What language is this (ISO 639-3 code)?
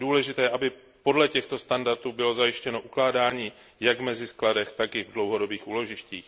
ces